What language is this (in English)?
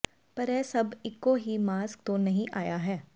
Punjabi